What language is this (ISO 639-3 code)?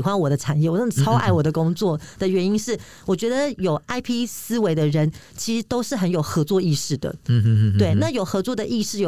zho